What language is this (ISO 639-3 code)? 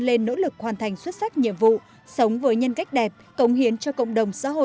vie